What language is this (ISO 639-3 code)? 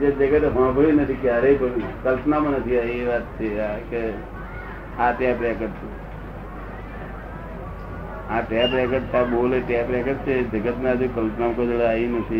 guj